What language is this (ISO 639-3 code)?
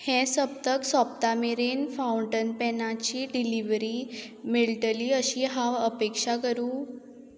kok